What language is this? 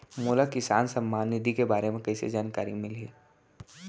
Chhattisgarhi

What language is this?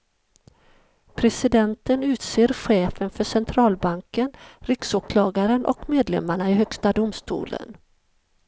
Swedish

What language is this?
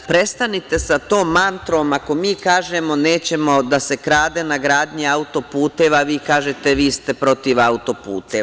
Serbian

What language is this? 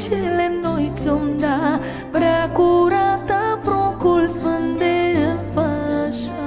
Romanian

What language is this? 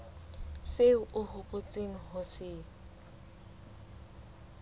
Southern Sotho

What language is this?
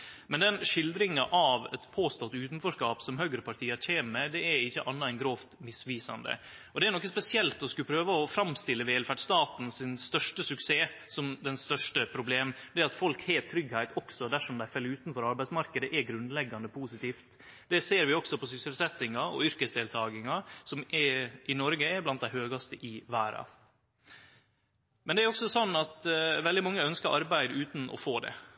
Norwegian Nynorsk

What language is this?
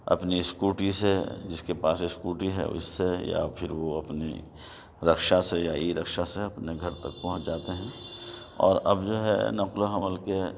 Urdu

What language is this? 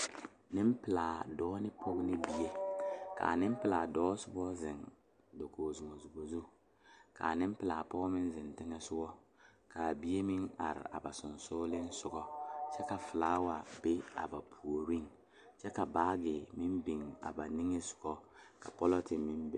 Southern Dagaare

